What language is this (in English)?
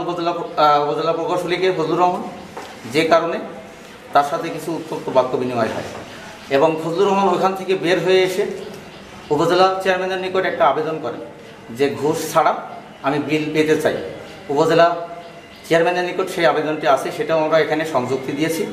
Indonesian